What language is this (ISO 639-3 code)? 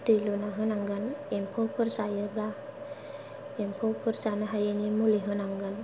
brx